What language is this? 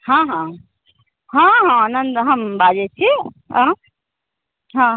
Maithili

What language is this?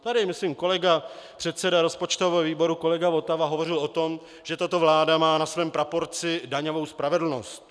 Czech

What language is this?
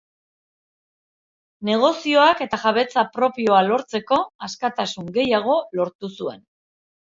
Basque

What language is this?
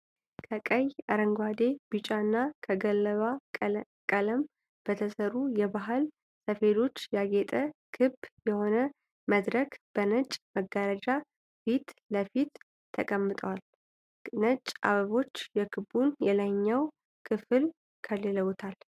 Amharic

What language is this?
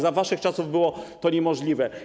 Polish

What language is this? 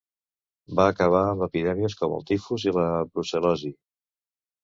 Catalan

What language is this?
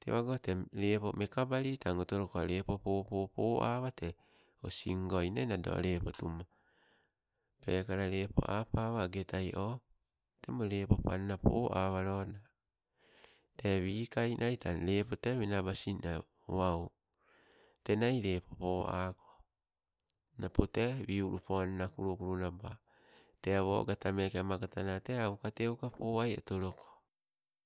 Sibe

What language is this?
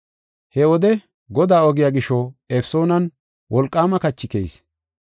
Gofa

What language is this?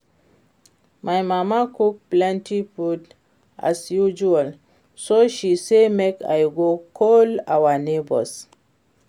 Nigerian Pidgin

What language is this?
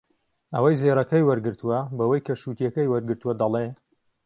Central Kurdish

